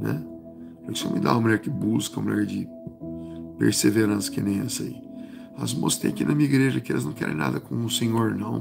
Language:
Portuguese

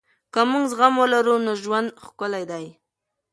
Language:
Pashto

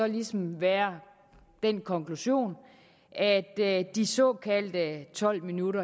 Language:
Danish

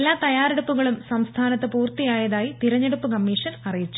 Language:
Malayalam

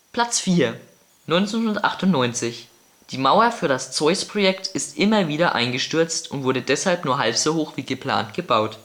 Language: German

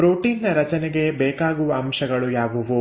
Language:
Kannada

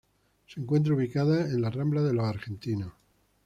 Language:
Spanish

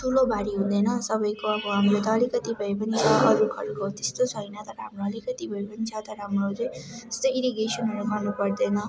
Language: Nepali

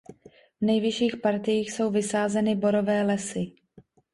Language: Czech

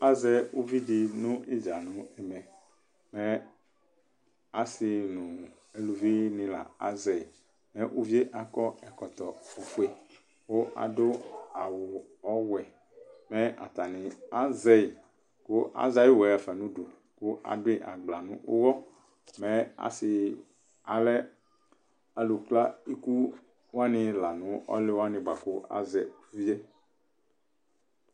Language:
Ikposo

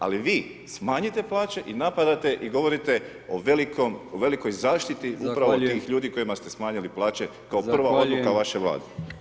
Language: Croatian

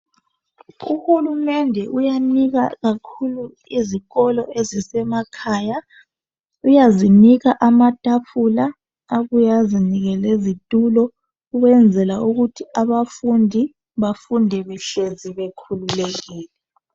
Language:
North Ndebele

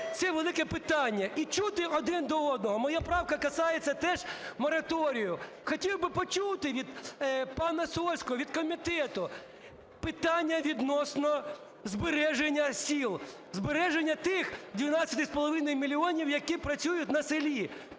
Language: Ukrainian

